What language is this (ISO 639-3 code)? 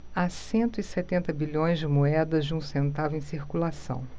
por